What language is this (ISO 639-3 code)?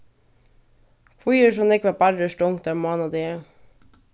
fao